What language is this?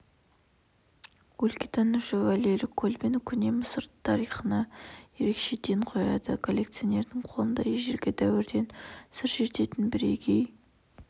Kazakh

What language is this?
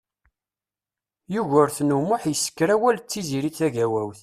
Kabyle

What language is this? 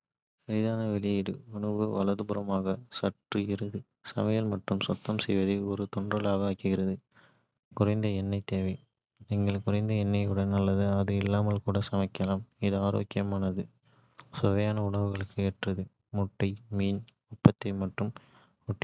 Kota (India)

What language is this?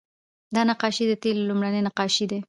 Pashto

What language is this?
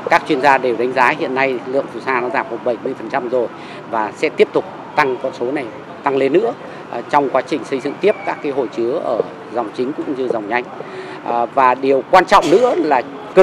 Vietnamese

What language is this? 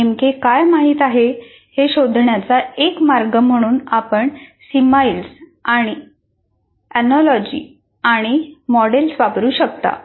Marathi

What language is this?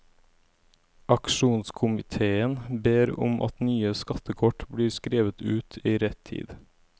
Norwegian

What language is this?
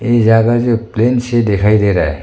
Hindi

